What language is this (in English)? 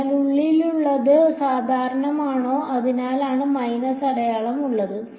Malayalam